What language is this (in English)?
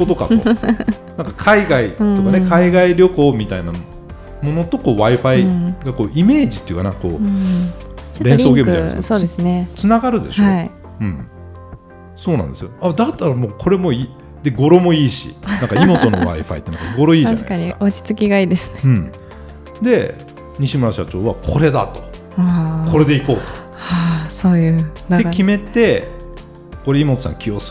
Japanese